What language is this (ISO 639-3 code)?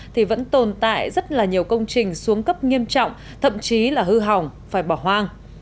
vie